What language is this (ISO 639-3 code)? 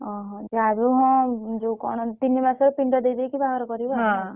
ori